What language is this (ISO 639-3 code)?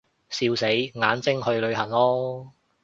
yue